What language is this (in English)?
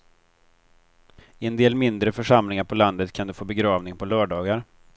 Swedish